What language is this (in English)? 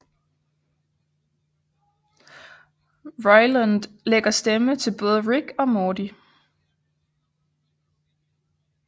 Danish